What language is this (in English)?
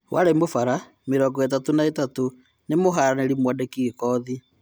Kikuyu